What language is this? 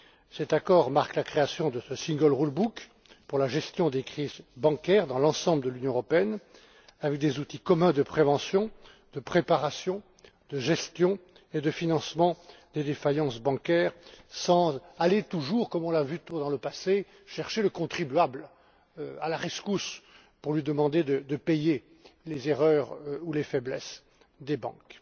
French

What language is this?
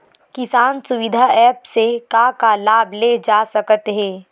Chhattisgarhi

